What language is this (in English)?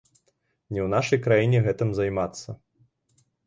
Belarusian